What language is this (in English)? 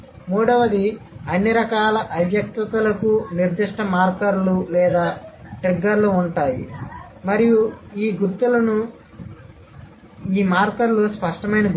Telugu